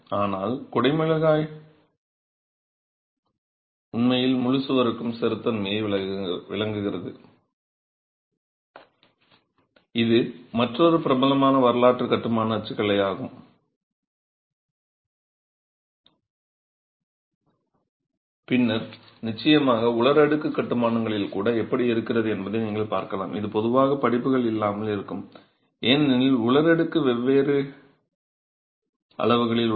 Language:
Tamil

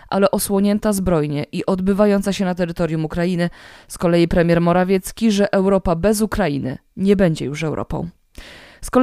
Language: Polish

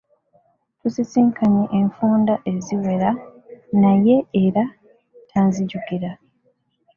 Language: Ganda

